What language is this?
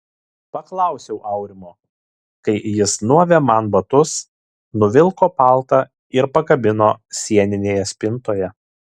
Lithuanian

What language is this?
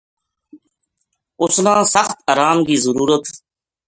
Gujari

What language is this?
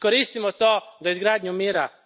Croatian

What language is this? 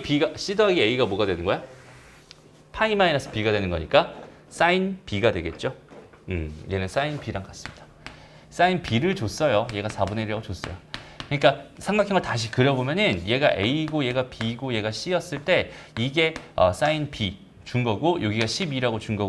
Korean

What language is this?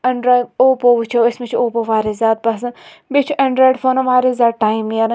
Kashmiri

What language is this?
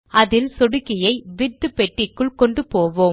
Tamil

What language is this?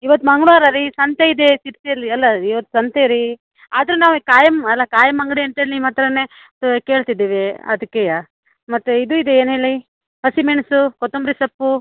Kannada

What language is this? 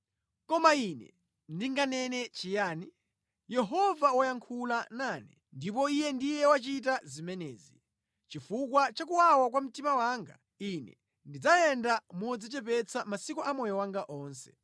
Nyanja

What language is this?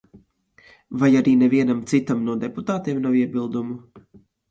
Latvian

